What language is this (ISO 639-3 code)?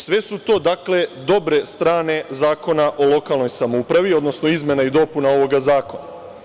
srp